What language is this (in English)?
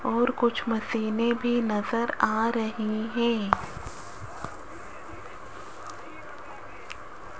Hindi